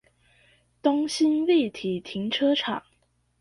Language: Chinese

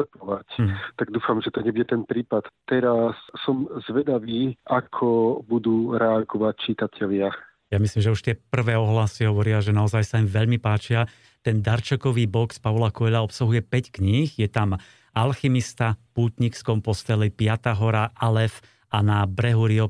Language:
Slovak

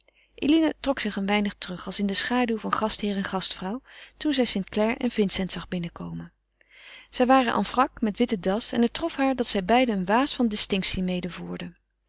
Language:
Dutch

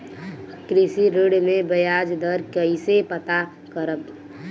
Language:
Bhojpuri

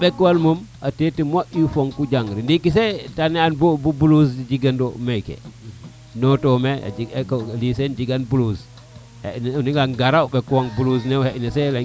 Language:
Serer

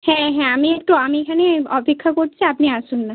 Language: Bangla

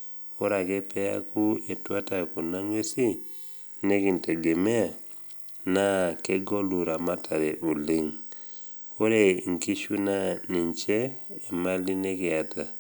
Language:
Masai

